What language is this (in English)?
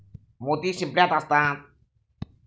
Marathi